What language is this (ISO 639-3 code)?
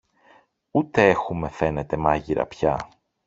ell